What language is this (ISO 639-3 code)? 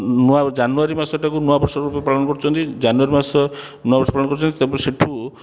ori